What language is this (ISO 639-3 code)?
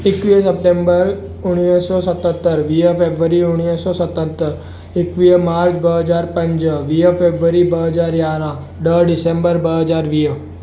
snd